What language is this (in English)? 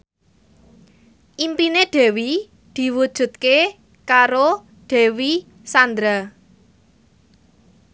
Javanese